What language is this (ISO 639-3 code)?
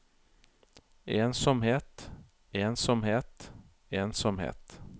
nor